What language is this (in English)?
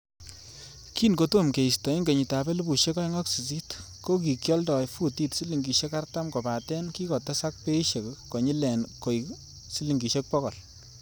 Kalenjin